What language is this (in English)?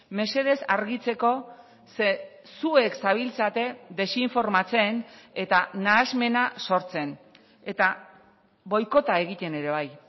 Basque